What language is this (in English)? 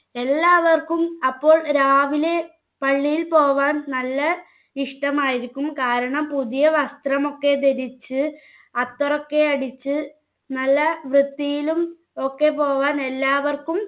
Malayalam